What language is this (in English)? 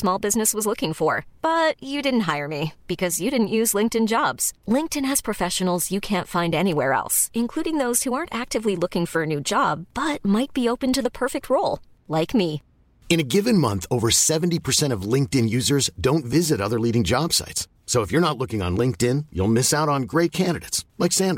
Swedish